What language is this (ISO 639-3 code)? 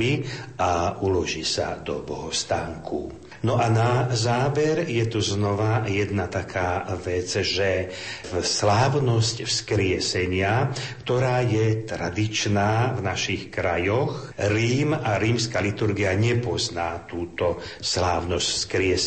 slk